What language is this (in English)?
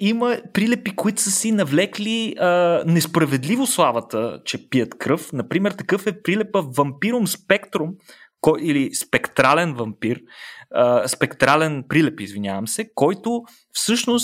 Bulgarian